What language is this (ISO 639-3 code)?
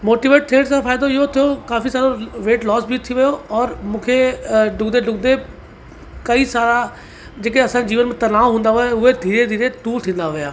snd